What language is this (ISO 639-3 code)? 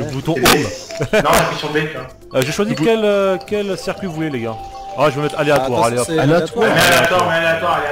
fra